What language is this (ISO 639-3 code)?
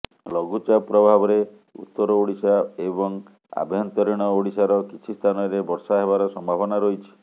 ori